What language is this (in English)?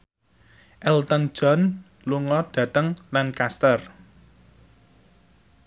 Javanese